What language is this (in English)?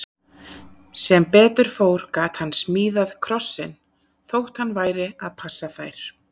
Icelandic